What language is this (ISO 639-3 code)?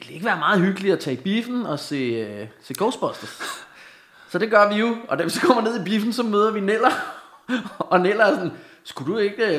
dan